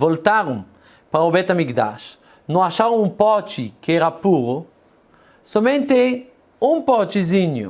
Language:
Portuguese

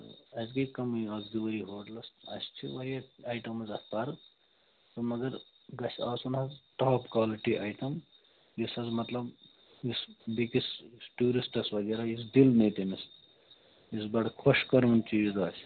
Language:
Kashmiri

